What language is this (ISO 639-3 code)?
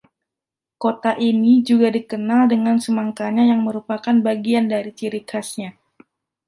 ind